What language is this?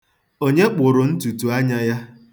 Igbo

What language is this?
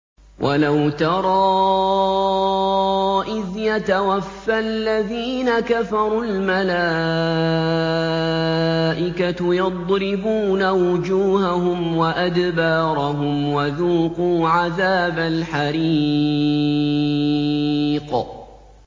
Arabic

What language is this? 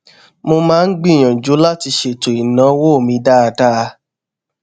Yoruba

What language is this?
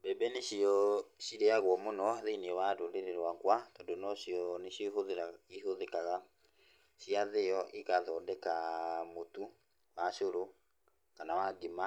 Kikuyu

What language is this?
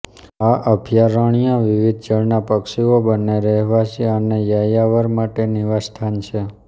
Gujarati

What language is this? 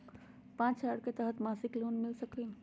Magahi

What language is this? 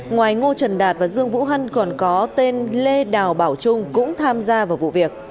Vietnamese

